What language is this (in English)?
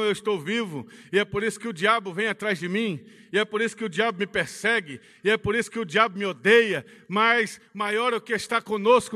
Portuguese